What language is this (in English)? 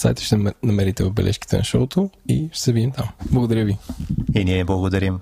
Bulgarian